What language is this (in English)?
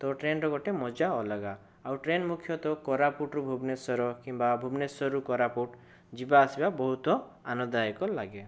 Odia